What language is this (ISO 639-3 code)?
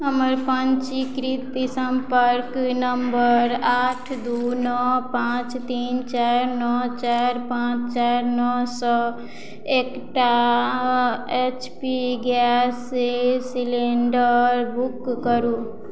mai